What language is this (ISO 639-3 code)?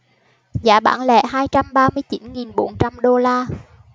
vie